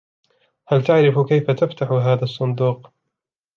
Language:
Arabic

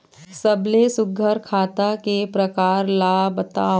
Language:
Chhattisgarhi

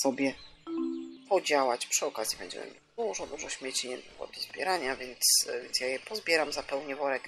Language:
Polish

